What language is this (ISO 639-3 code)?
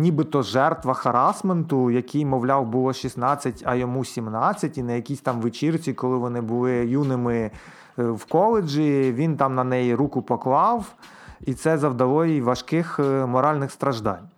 ukr